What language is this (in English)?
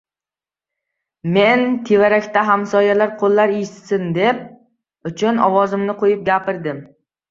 Uzbek